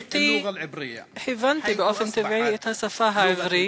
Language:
Hebrew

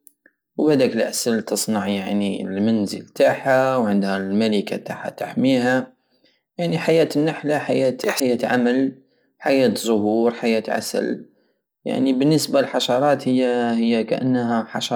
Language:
Algerian Saharan Arabic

